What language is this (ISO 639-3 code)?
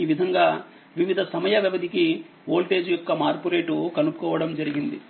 tel